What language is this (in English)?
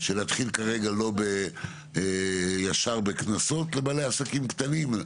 Hebrew